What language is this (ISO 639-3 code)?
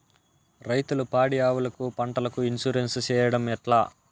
tel